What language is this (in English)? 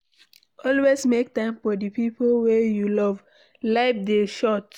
Nigerian Pidgin